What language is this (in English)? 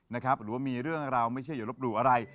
Thai